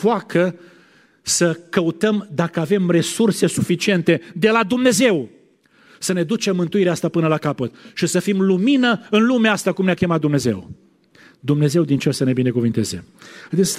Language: Romanian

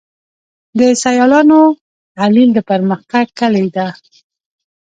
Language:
Pashto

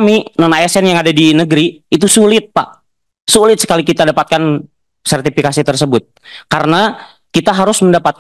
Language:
Indonesian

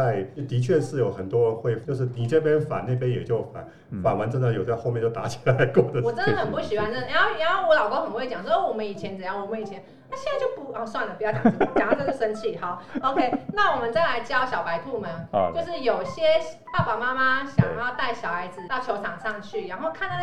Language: Chinese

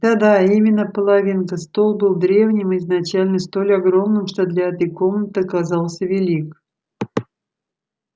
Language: Russian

